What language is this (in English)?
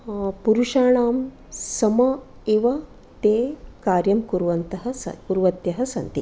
Sanskrit